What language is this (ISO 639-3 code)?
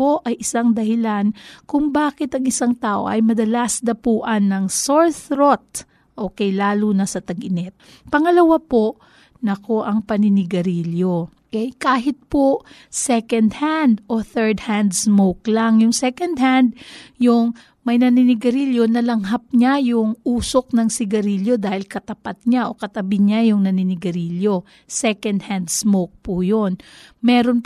fil